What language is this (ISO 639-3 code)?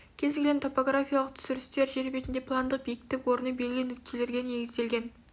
kaz